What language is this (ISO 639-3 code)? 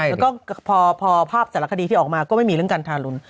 tha